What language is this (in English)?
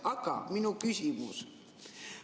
Estonian